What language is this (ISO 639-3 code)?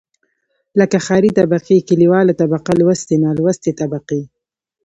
pus